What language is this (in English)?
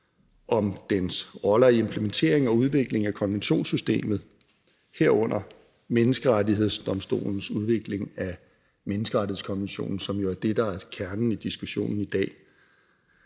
Danish